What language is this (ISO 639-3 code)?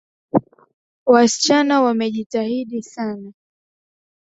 swa